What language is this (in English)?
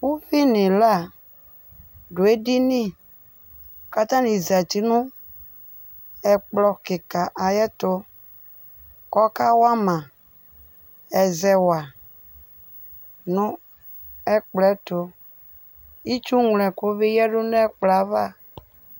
Ikposo